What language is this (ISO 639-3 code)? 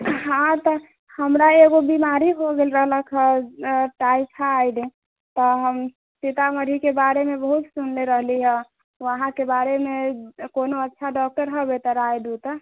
mai